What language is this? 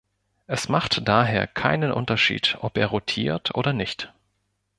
German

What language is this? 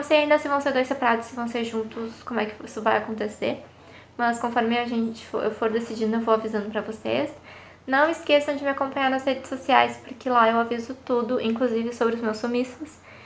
Portuguese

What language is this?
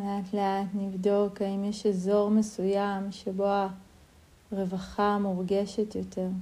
Hebrew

